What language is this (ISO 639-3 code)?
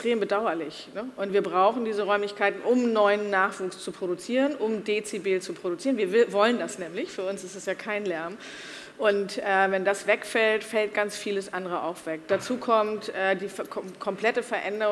deu